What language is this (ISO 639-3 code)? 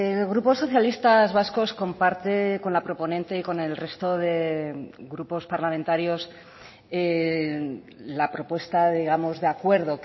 spa